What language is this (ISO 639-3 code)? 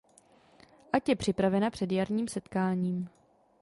ces